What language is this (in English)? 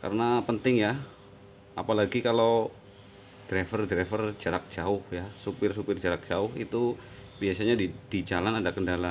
Indonesian